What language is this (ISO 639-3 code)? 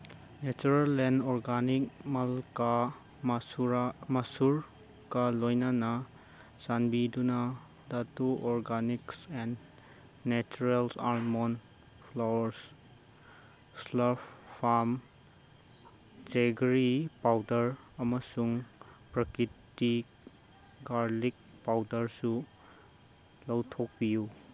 mni